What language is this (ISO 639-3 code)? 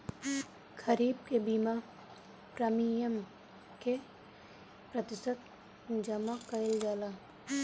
bho